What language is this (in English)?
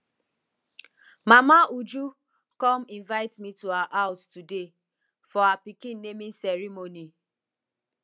Nigerian Pidgin